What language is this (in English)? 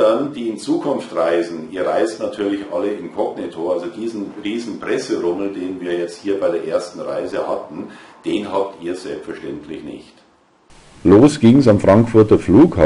German